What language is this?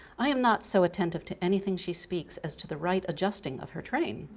English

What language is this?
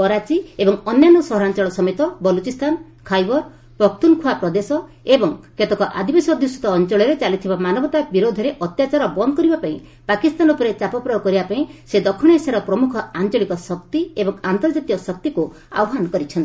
Odia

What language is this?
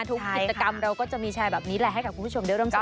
Thai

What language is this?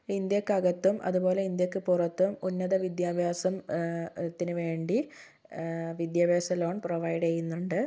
Malayalam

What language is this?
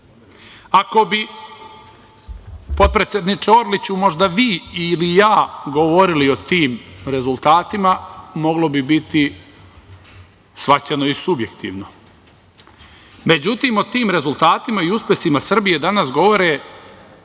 Serbian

